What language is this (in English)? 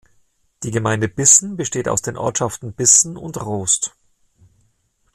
German